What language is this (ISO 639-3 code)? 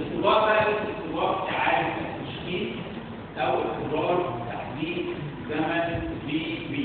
ara